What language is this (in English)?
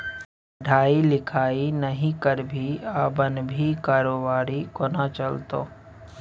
Maithili